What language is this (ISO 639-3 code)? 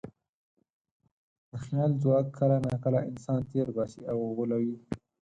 pus